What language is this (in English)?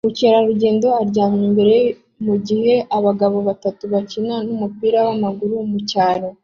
Kinyarwanda